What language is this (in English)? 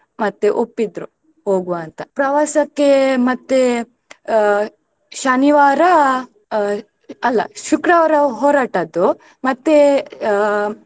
Kannada